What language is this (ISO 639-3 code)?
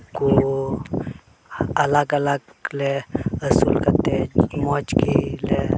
sat